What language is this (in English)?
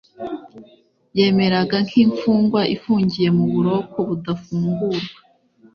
Kinyarwanda